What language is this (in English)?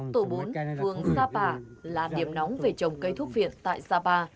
Vietnamese